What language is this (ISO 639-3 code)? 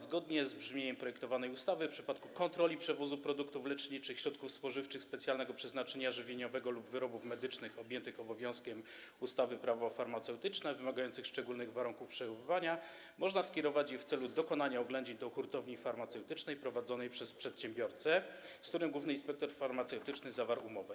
pol